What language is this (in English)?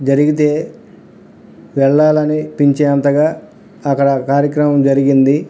Telugu